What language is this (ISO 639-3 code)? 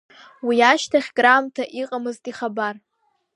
abk